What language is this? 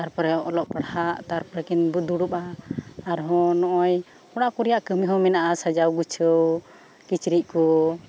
Santali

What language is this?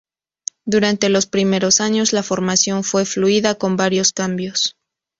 Spanish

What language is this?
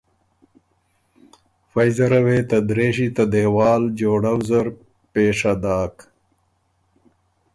Ormuri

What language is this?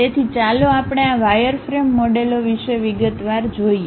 Gujarati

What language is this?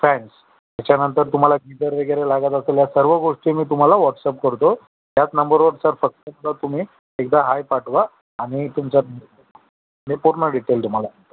Marathi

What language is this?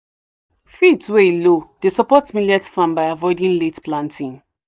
Nigerian Pidgin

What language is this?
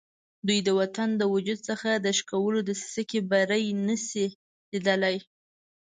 Pashto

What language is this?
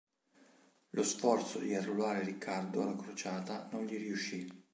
Italian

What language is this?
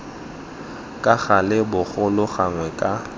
Tswana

